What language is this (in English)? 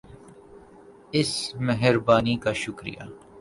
Urdu